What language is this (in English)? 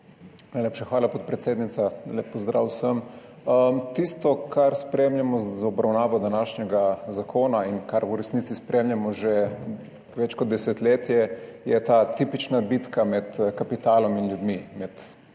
Slovenian